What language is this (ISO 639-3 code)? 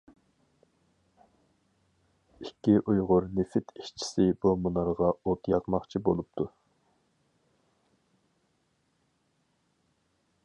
uig